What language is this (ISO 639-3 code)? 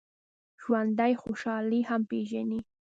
pus